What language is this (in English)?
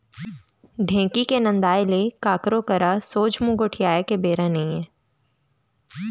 Chhattisgarhi